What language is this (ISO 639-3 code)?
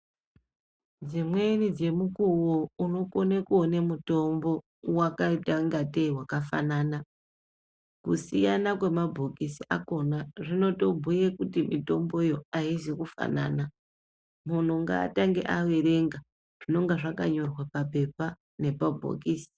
ndc